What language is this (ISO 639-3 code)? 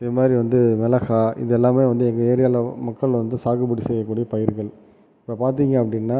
tam